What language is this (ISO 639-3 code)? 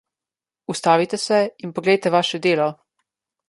slv